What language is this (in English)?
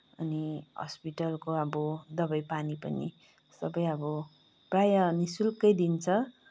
Nepali